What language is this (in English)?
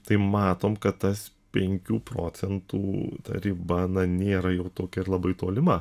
Lithuanian